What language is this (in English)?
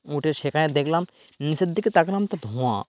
Bangla